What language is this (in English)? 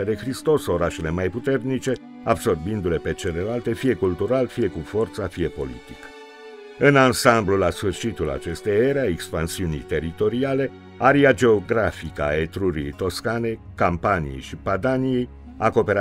Romanian